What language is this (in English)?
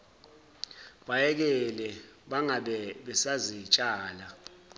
Zulu